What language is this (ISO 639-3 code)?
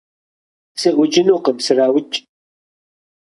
kbd